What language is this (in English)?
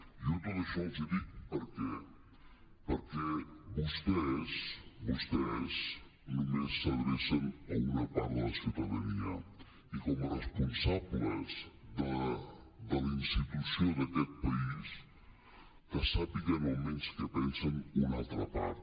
Catalan